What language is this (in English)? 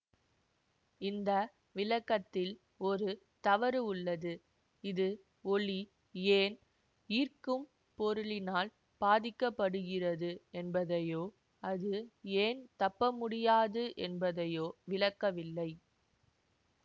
Tamil